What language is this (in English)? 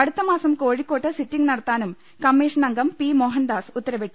Malayalam